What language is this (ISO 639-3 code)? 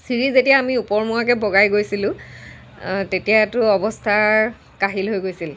asm